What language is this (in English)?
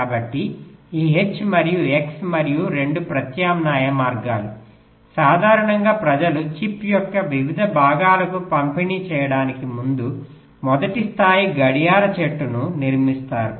Telugu